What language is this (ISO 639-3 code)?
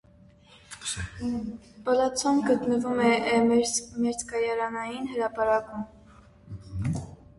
hye